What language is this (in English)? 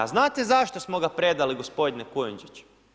Croatian